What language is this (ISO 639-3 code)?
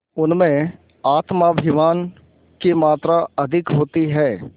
hin